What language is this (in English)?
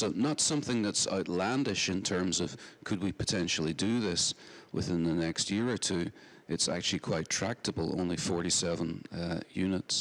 English